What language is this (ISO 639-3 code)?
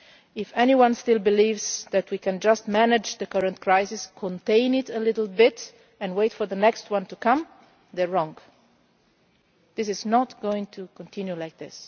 eng